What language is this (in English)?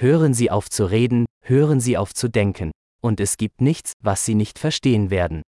Dutch